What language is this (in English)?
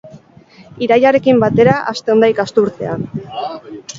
Basque